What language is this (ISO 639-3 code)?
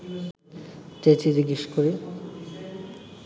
ben